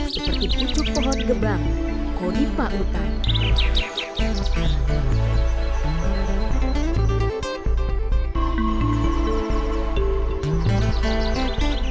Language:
Indonesian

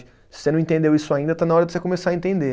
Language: Portuguese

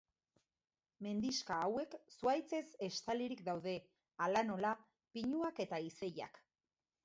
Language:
Basque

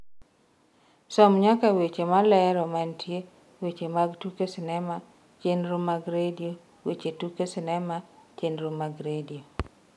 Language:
Luo (Kenya and Tanzania)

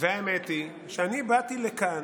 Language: Hebrew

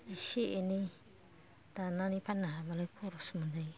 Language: Bodo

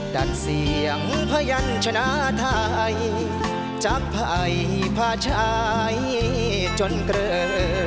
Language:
Thai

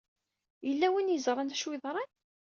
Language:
Kabyle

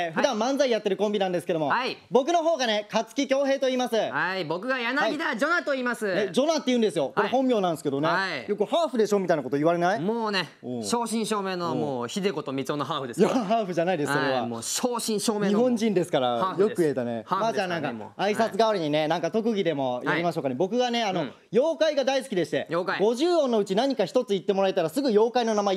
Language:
Japanese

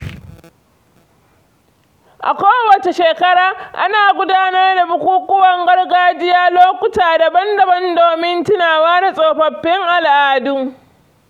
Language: Hausa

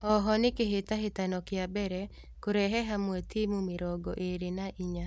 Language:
Kikuyu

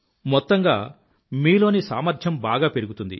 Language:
Telugu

